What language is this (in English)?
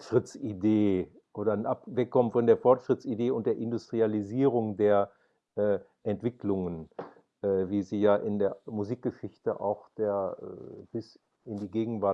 German